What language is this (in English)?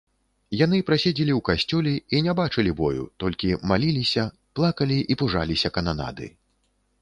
Belarusian